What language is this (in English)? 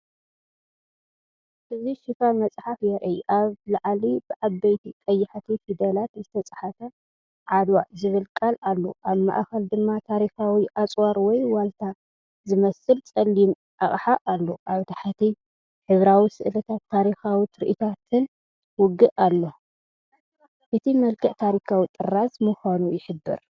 Tigrinya